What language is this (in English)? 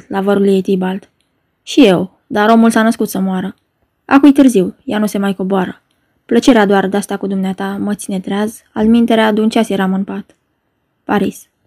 Romanian